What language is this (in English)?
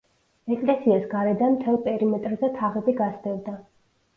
Georgian